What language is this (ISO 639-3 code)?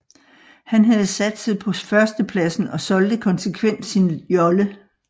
dan